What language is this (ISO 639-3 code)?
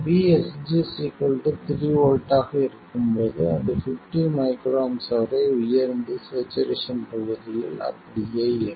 tam